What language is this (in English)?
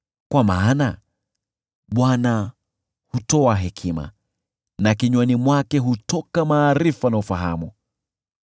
Swahili